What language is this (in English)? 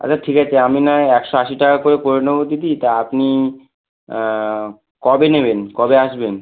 Bangla